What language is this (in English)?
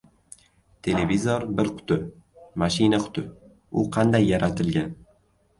Uzbek